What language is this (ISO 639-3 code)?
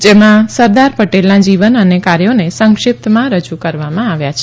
guj